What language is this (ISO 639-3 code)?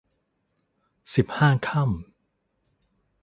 tha